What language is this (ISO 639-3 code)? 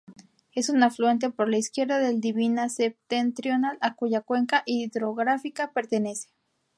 spa